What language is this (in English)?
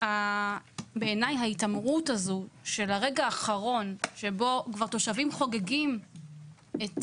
Hebrew